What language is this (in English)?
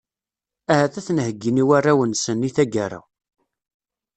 Kabyle